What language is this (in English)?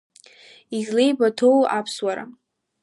Abkhazian